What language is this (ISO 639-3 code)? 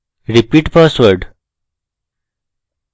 ben